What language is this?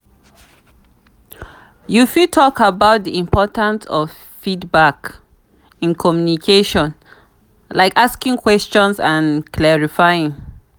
Nigerian Pidgin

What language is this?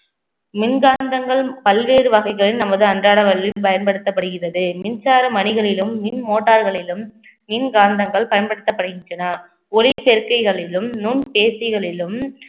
Tamil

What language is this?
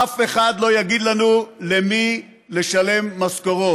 Hebrew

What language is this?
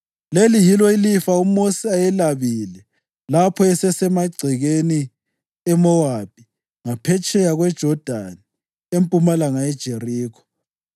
North Ndebele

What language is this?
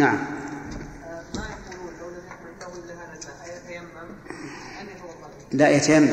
Arabic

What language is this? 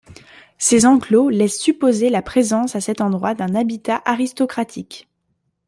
French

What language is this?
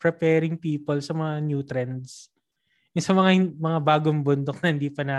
Filipino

